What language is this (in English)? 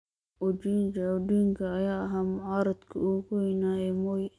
Somali